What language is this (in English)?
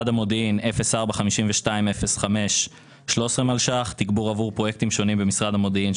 Hebrew